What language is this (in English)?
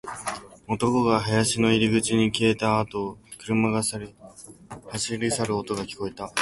Japanese